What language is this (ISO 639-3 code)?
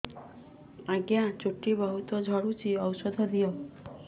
ori